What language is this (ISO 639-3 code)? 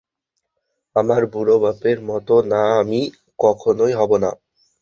ben